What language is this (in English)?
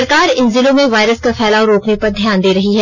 Hindi